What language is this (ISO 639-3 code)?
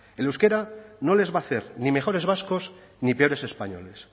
spa